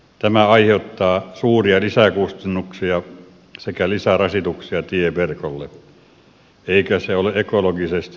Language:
Finnish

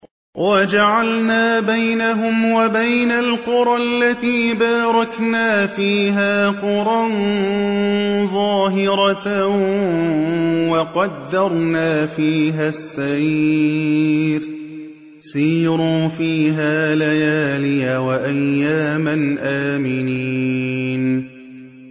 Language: Arabic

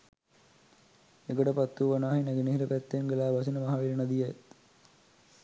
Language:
Sinhala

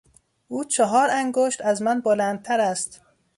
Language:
Persian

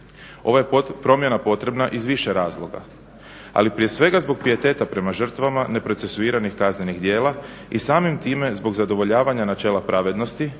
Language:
Croatian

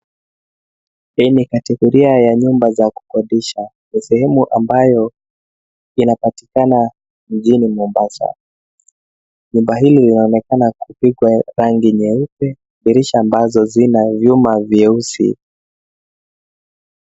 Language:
Swahili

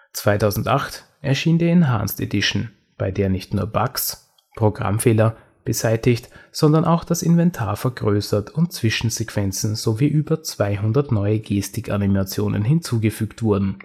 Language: German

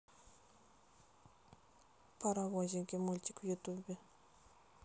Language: Russian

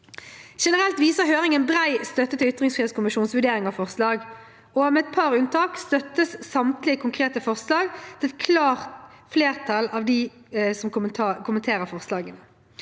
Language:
Norwegian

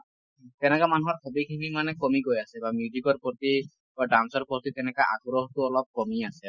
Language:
Assamese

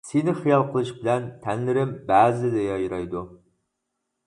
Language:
Uyghur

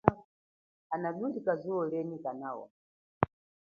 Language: Chokwe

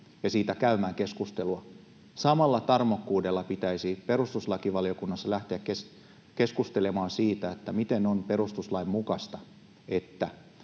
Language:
Finnish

